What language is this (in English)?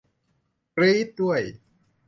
Thai